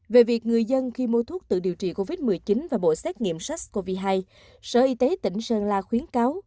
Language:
Vietnamese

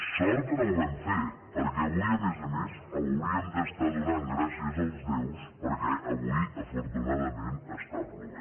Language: Catalan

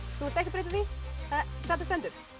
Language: Icelandic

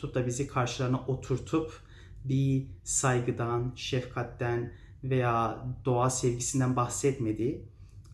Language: Turkish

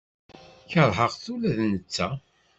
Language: Kabyle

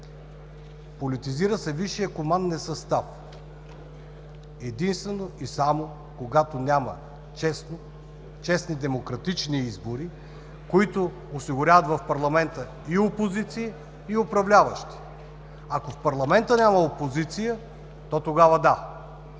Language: Bulgarian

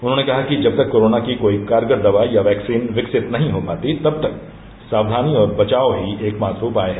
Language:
Hindi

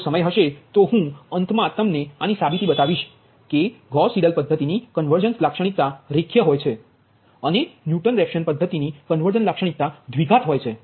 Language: Gujarati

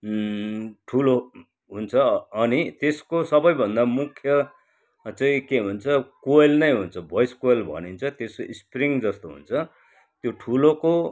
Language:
Nepali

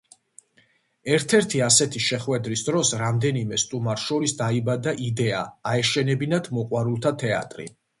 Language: Georgian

